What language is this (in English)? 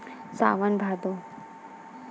Chhattisgarhi